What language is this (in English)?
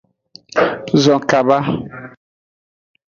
Aja (Benin)